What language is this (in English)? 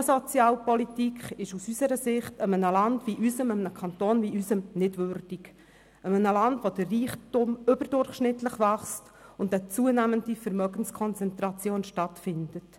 Swiss German